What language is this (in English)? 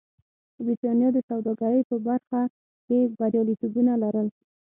Pashto